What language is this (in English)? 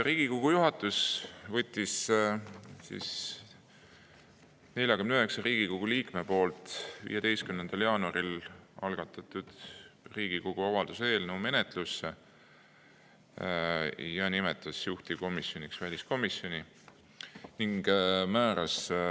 Estonian